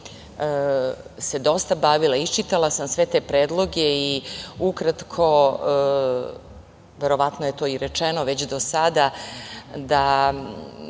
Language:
Serbian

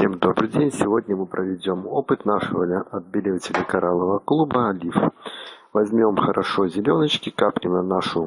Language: Russian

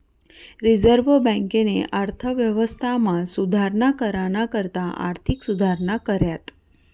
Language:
Marathi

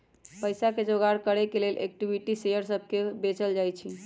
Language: Magahi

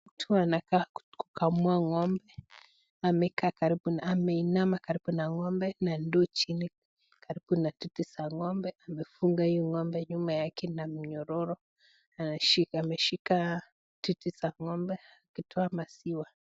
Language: Swahili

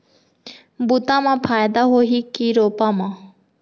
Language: Chhattisgarhi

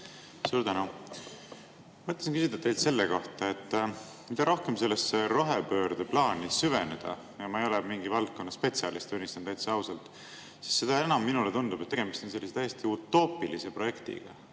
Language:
Estonian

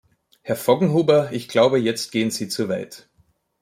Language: German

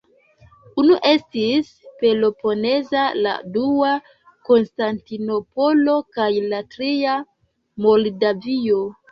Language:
Esperanto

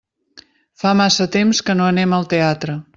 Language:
Catalan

